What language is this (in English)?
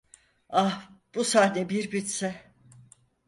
Turkish